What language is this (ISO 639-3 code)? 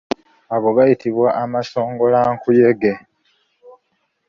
lug